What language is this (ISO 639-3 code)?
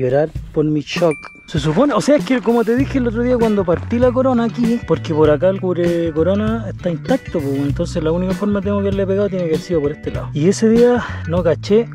spa